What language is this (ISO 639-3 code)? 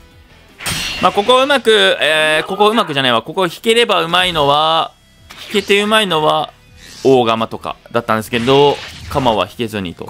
jpn